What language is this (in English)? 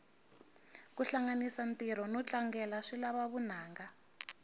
Tsonga